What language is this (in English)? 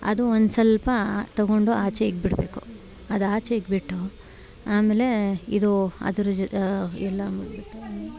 Kannada